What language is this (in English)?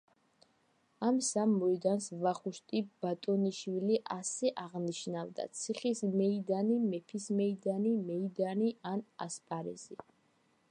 Georgian